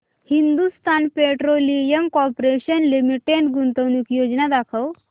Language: Marathi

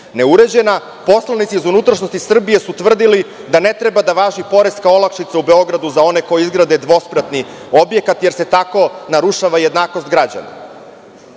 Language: Serbian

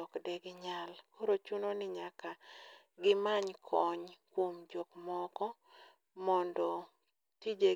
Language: Luo (Kenya and Tanzania)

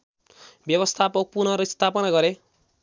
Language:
Nepali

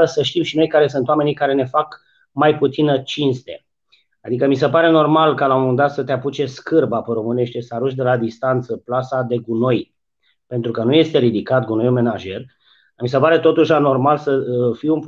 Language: Romanian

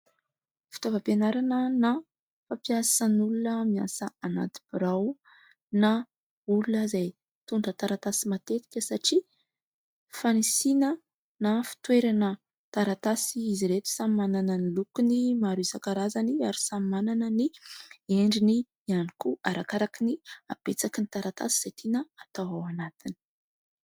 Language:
Malagasy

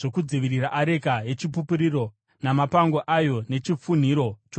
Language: Shona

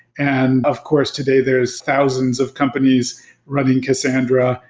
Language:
English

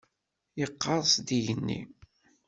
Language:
Kabyle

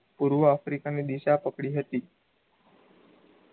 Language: Gujarati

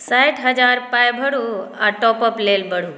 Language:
Maithili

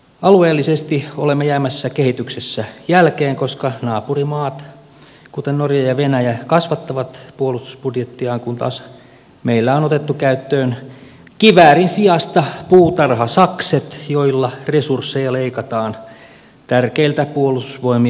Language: Finnish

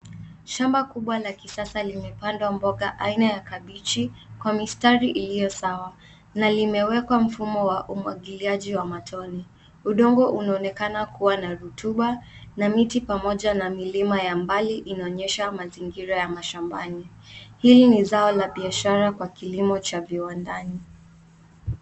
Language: Swahili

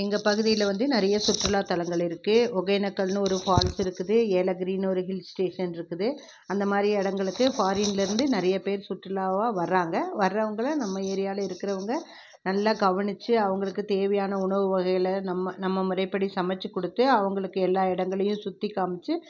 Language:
Tamil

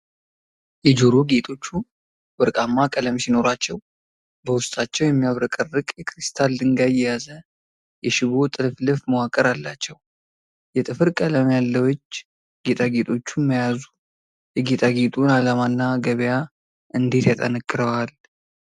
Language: Amharic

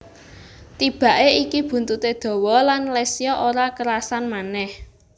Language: Javanese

